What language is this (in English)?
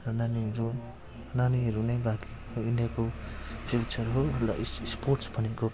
Nepali